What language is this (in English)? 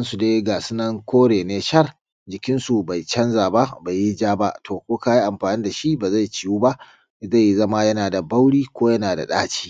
Hausa